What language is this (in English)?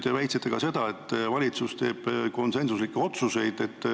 Estonian